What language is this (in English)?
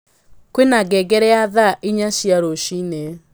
Kikuyu